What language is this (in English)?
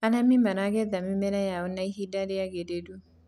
Kikuyu